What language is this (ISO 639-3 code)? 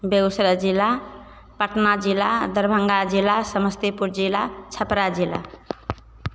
mai